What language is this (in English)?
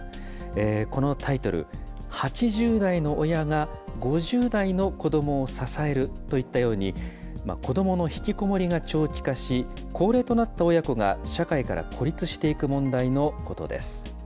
Japanese